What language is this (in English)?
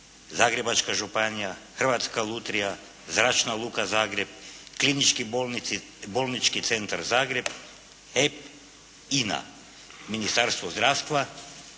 Croatian